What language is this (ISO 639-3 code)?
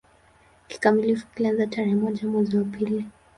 swa